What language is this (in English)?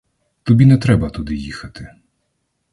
Ukrainian